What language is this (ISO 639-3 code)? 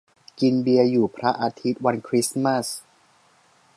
tha